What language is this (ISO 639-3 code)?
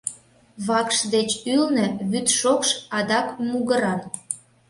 chm